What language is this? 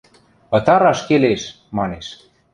Western Mari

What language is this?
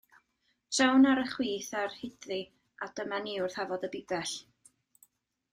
Welsh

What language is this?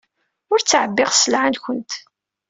Kabyle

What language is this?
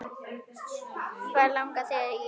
Icelandic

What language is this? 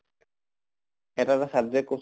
Assamese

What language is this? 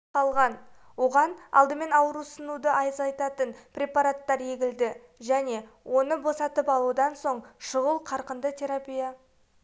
Kazakh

